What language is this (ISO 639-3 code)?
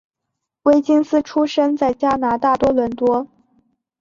zho